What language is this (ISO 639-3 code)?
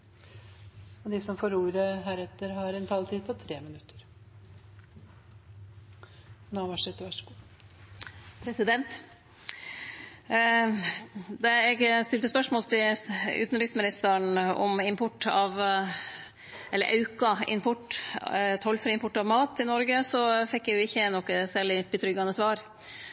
nor